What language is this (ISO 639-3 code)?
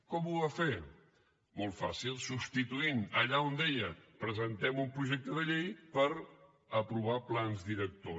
cat